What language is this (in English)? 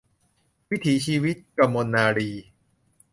Thai